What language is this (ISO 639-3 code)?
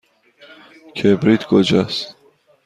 fas